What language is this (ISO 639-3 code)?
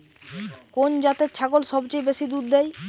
ben